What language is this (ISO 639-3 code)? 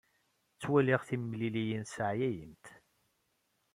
kab